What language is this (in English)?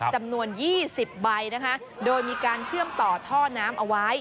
Thai